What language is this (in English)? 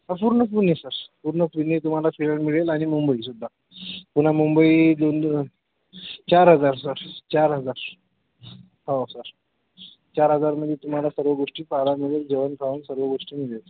Marathi